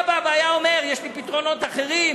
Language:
Hebrew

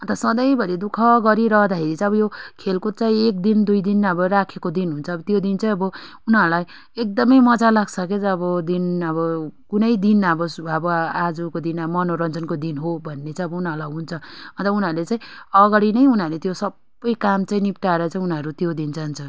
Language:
Nepali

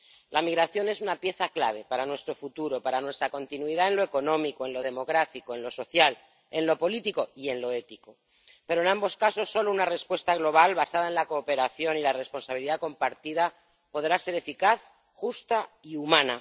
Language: Spanish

